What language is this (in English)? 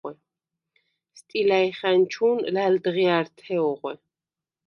Svan